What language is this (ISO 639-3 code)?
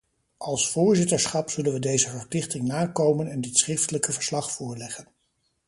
nld